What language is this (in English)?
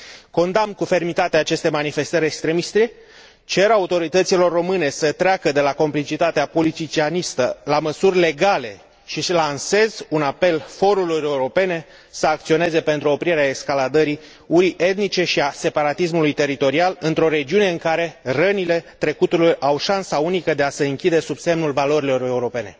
Romanian